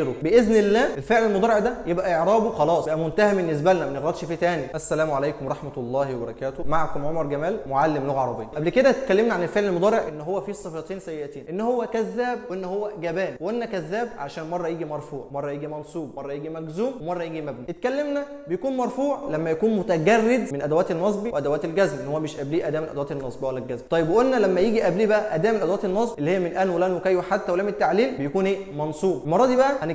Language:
Arabic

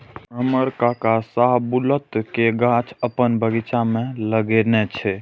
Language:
Maithili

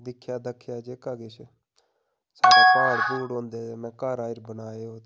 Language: Dogri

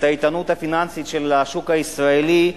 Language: Hebrew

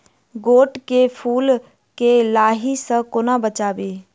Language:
Maithili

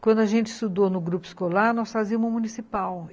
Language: Portuguese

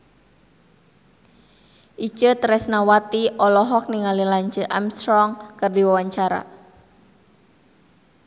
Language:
Sundanese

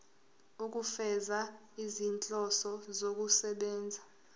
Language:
Zulu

